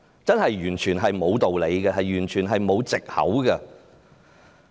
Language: Cantonese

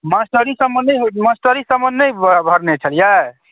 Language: Maithili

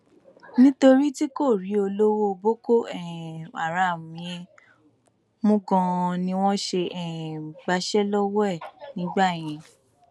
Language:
Yoruba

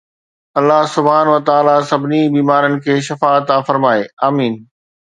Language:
Sindhi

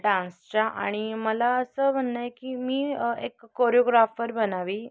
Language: Marathi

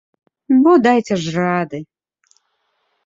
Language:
Belarusian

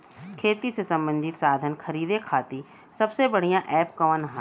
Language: Bhojpuri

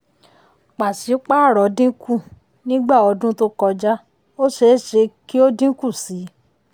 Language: Yoruba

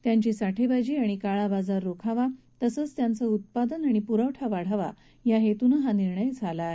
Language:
Marathi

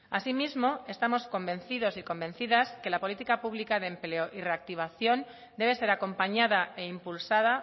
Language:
Spanish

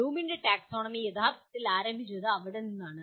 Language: Malayalam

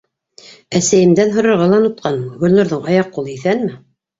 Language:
Bashkir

